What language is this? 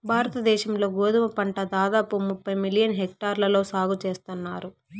Telugu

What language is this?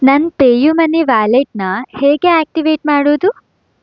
Kannada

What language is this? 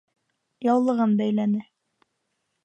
Bashkir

